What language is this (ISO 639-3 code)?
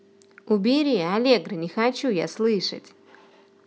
rus